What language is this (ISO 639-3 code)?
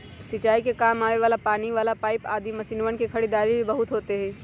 mag